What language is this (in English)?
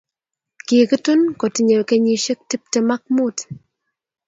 Kalenjin